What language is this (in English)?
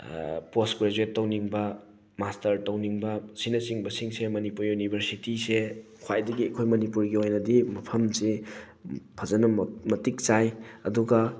Manipuri